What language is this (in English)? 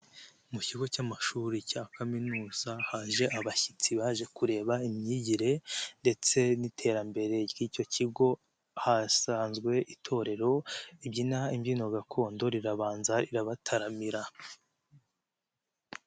Kinyarwanda